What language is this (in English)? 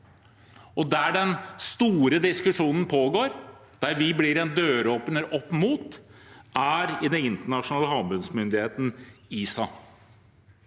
Norwegian